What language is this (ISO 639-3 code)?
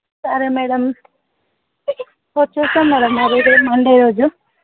tel